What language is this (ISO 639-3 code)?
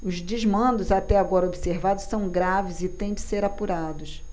por